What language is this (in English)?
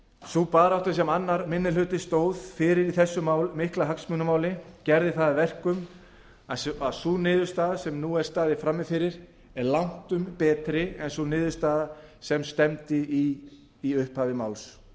Icelandic